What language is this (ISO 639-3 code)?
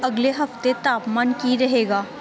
pan